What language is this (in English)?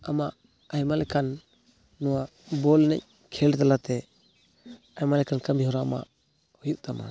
Santali